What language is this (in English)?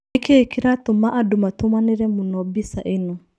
Kikuyu